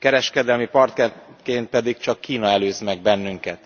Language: Hungarian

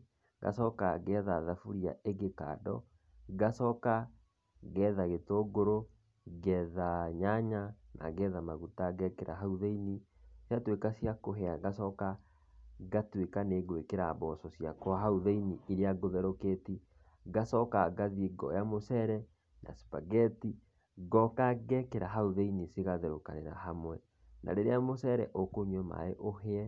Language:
Kikuyu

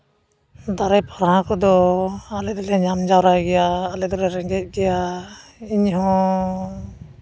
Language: Santali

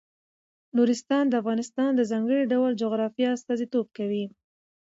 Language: Pashto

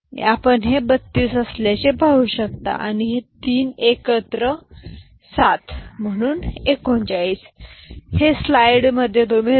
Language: Marathi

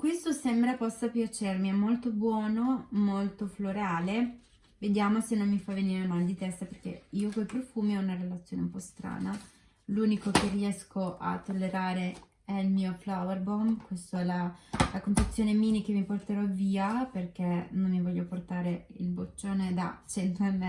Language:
Italian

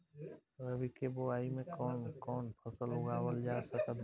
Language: Bhojpuri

